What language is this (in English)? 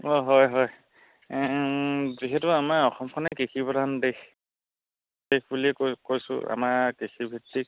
Assamese